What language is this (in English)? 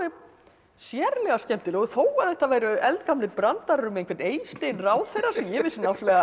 Icelandic